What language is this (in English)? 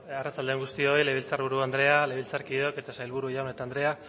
Basque